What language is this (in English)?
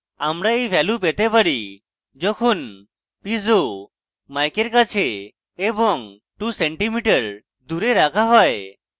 Bangla